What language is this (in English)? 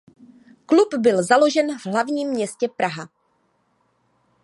Czech